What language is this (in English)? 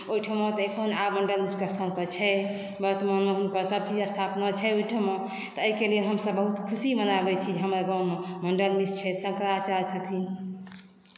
Maithili